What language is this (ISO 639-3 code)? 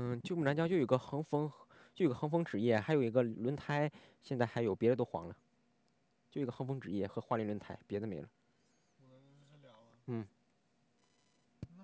zho